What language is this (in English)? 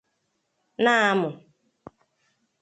Igbo